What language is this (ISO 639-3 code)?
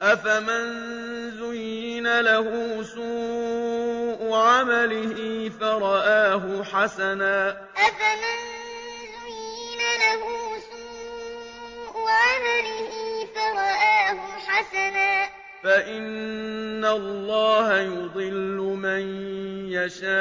ara